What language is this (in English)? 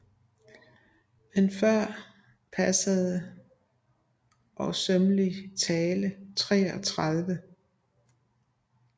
Danish